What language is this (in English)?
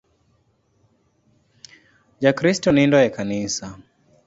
Luo (Kenya and Tanzania)